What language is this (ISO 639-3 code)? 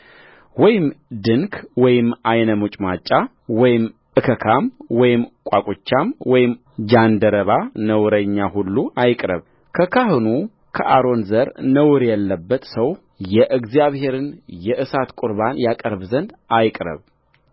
amh